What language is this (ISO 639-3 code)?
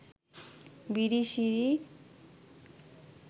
ben